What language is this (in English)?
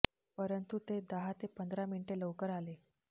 Marathi